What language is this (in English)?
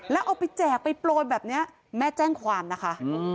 Thai